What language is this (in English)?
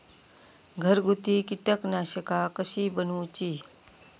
Marathi